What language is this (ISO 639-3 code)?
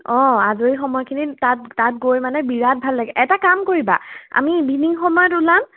asm